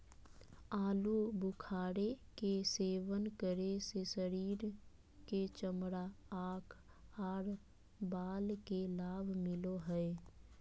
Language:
Magahi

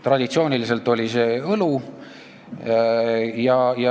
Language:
Estonian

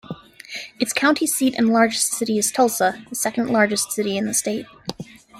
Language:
English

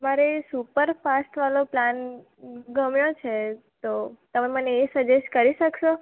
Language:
Gujarati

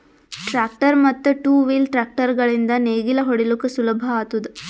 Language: Kannada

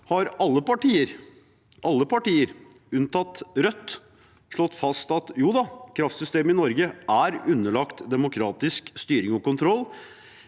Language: Norwegian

